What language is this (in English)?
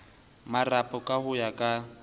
Southern Sotho